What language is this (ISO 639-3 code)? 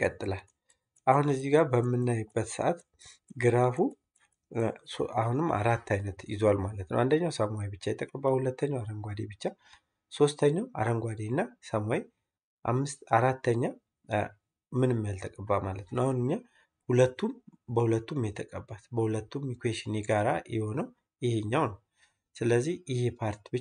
ara